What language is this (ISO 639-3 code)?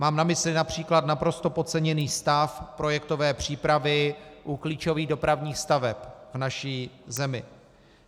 ces